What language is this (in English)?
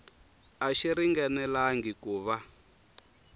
Tsonga